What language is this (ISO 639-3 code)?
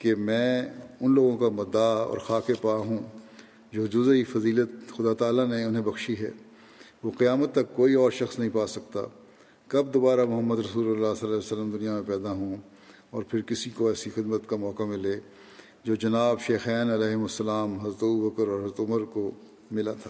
urd